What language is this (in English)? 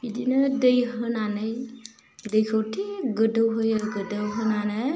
Bodo